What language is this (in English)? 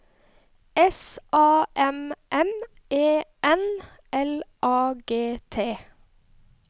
Norwegian